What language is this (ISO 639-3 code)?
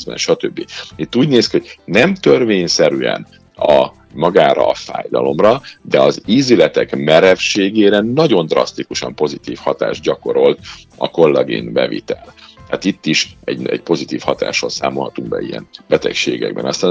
hun